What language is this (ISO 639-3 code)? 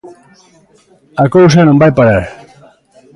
glg